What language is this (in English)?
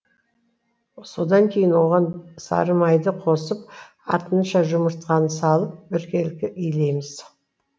Kazakh